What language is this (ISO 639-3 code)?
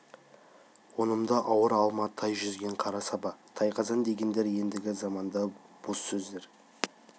kaz